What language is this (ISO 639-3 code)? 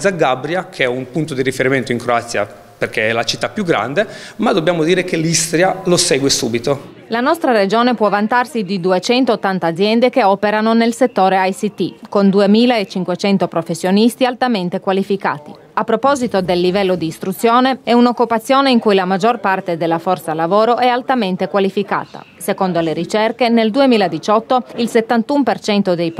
ita